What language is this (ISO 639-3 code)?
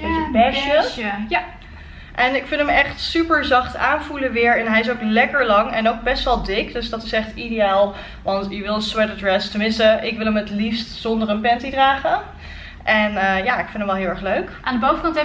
nld